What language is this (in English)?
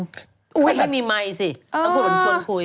Thai